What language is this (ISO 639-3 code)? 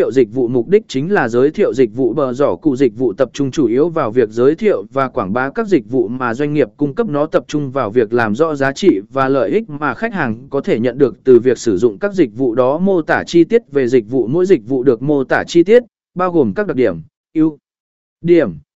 vie